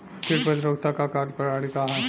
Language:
Bhojpuri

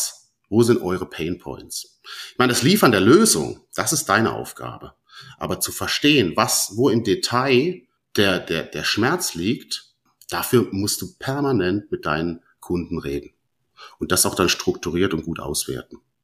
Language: German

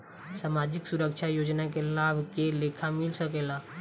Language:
Bhojpuri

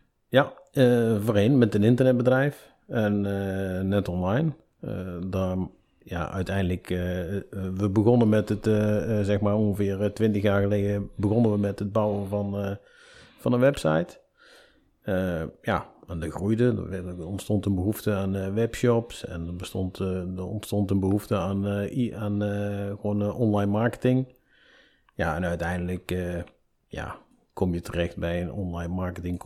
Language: Dutch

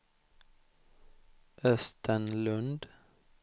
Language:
Swedish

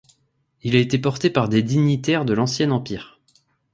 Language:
French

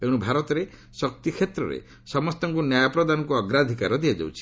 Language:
Odia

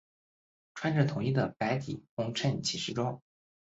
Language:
Chinese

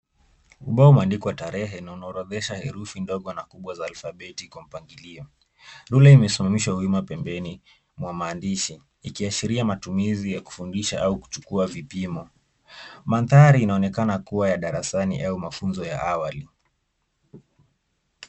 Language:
Swahili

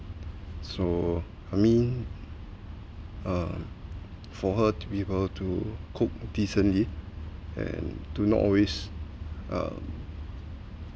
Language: English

